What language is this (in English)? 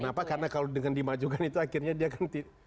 Indonesian